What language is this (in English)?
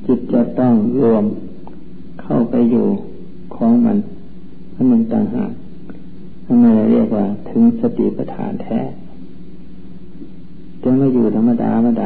Thai